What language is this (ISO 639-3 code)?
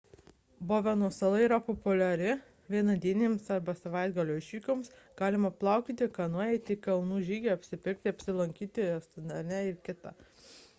lit